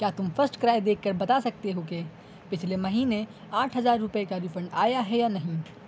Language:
Urdu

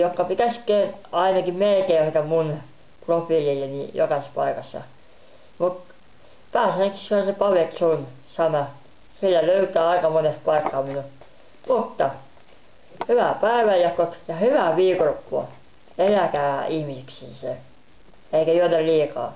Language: Finnish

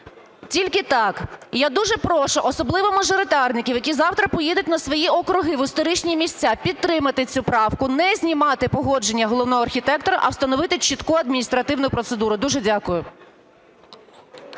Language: Ukrainian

